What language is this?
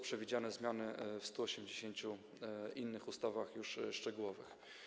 Polish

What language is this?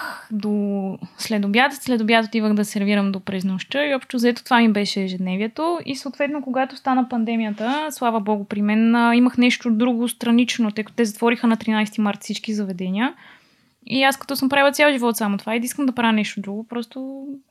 Bulgarian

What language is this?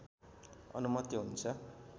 Nepali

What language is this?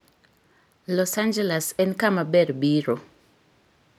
Luo (Kenya and Tanzania)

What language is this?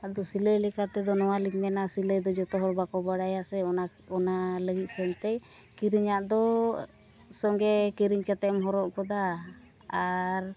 Santali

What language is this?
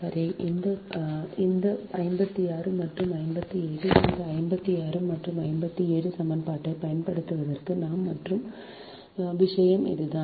Tamil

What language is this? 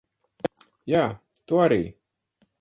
Latvian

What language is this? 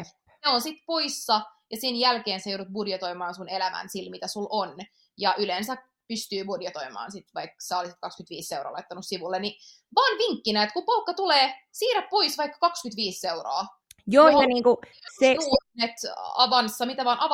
Finnish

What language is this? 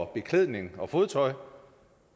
Danish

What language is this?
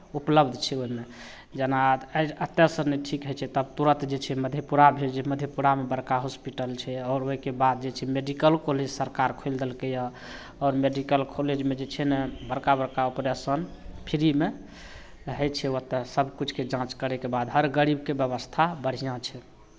Maithili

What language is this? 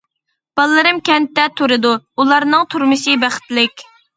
Uyghur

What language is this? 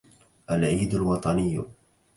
Arabic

